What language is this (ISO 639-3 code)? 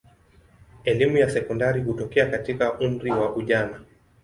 swa